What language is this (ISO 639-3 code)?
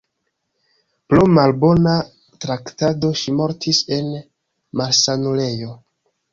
epo